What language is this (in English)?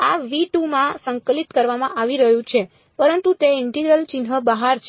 Gujarati